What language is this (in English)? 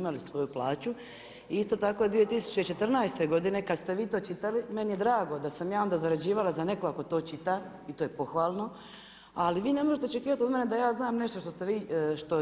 Croatian